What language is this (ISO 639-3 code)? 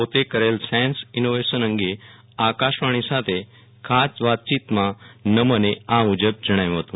guj